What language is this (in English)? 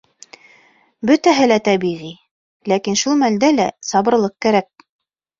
Bashkir